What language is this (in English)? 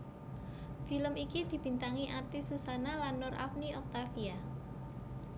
Javanese